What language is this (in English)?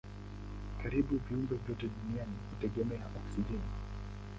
Swahili